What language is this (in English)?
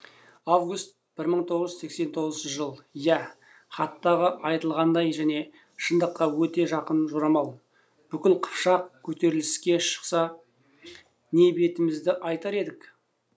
Kazakh